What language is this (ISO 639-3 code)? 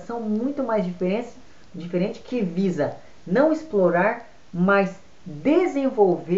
por